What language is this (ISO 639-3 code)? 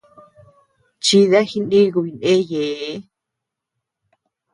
cux